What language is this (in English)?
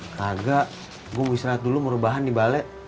Indonesian